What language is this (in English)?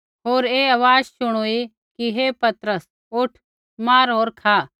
Kullu Pahari